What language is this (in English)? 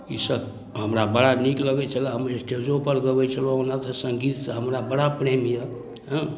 Maithili